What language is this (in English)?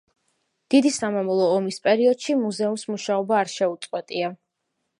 Georgian